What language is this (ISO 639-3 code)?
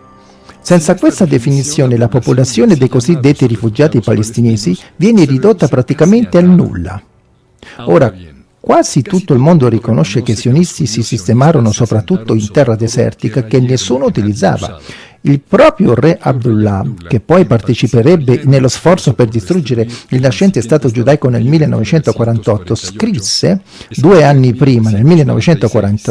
ita